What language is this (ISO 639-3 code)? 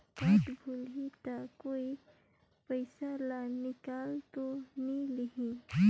hne